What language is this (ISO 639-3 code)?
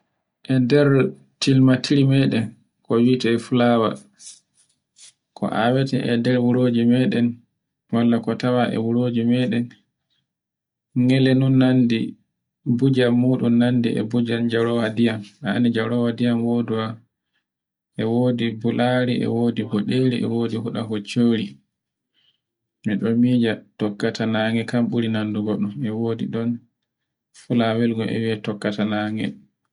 fue